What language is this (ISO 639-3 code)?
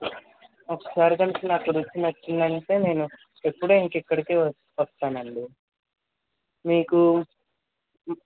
tel